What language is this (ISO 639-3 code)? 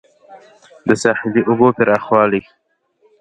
pus